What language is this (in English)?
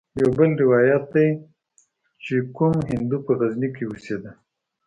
Pashto